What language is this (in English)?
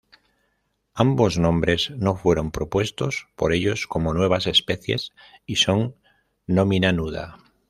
Spanish